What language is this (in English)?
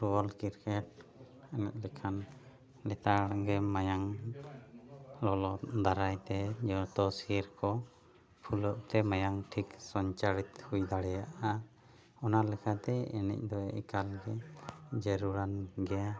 Santali